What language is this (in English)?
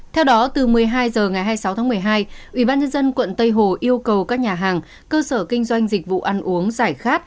Vietnamese